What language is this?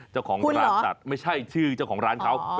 Thai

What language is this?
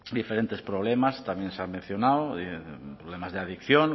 Spanish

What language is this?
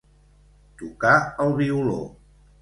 Catalan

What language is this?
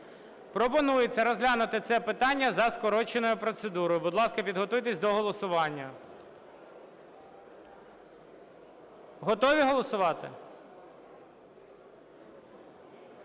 Ukrainian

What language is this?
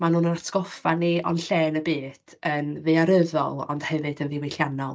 Welsh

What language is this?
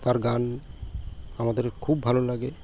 Bangla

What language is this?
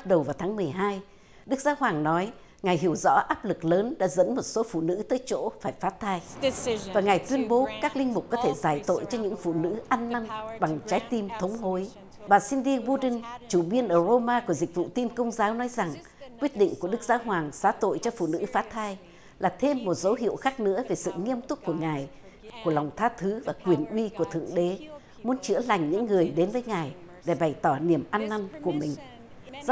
Vietnamese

